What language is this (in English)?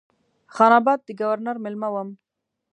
Pashto